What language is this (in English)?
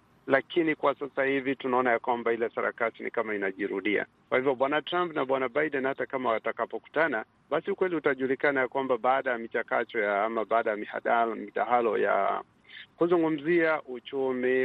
Swahili